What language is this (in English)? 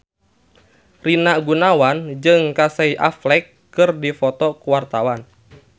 Sundanese